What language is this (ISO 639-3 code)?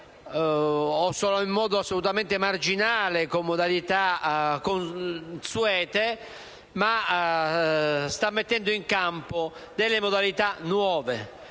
ita